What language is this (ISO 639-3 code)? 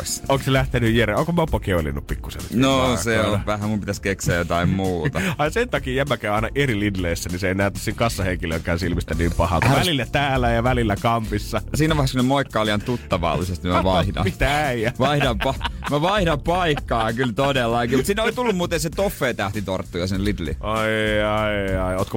fin